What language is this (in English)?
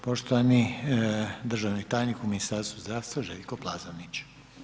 Croatian